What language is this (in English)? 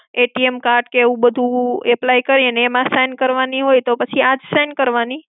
Gujarati